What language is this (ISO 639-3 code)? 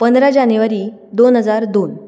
kok